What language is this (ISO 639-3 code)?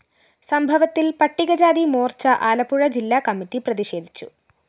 mal